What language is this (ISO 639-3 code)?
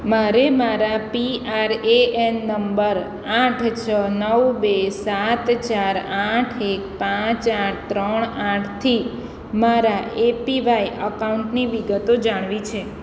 guj